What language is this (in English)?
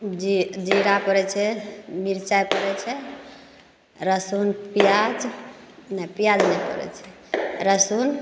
Maithili